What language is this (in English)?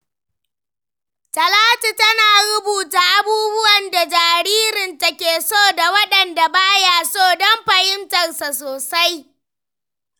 Hausa